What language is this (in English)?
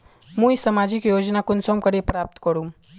Magahi